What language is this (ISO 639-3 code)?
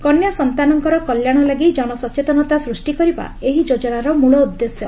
ori